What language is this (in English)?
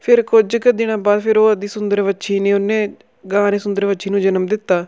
Punjabi